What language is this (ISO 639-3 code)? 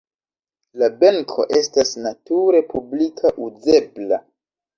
epo